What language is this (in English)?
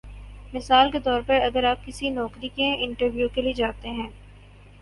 Urdu